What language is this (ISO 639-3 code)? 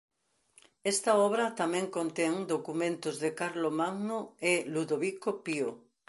glg